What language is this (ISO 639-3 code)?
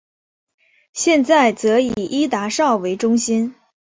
zho